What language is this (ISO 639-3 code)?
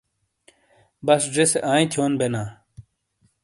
scl